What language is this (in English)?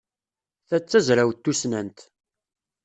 Kabyle